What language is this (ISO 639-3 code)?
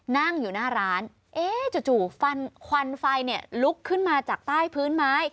tha